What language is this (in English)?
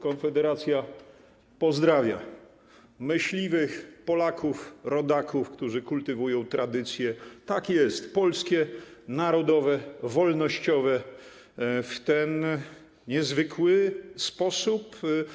Polish